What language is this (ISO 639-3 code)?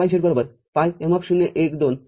mar